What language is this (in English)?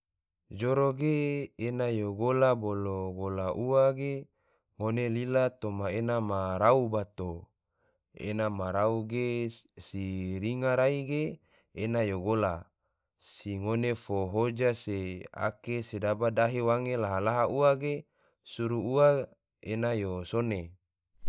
Tidore